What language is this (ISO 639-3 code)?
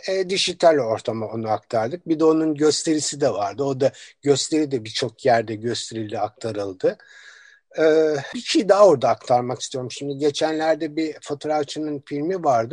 tur